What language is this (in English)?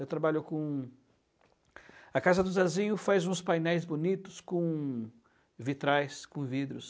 Portuguese